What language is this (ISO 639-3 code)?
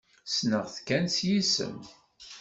kab